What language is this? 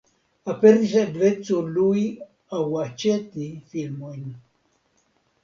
Esperanto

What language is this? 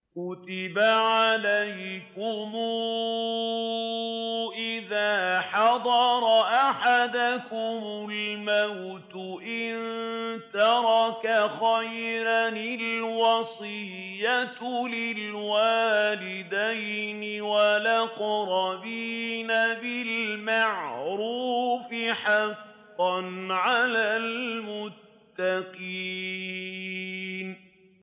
Arabic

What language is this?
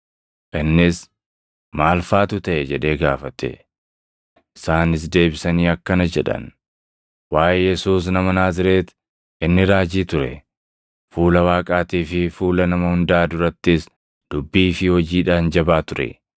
Oromo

